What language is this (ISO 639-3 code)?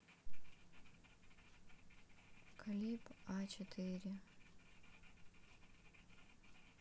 rus